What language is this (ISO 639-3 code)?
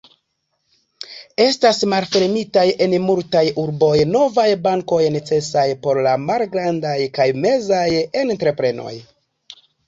epo